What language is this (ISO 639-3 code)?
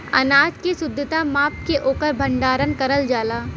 bho